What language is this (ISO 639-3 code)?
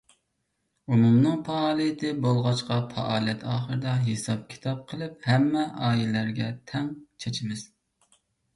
uig